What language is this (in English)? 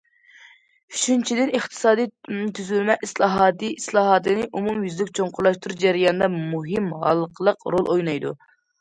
Uyghur